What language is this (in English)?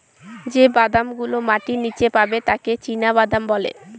Bangla